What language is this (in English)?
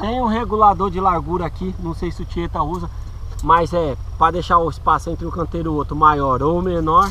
Portuguese